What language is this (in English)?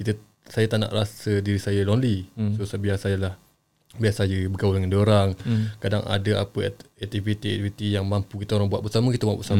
Malay